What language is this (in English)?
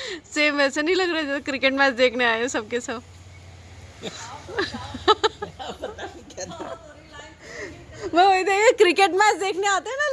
Hindi